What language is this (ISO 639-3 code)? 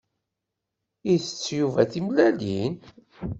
kab